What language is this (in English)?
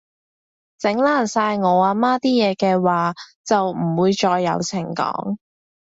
Cantonese